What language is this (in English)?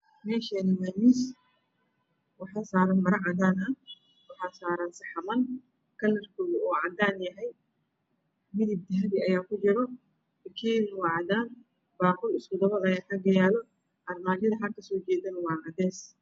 Somali